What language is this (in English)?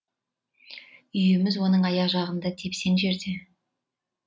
Kazakh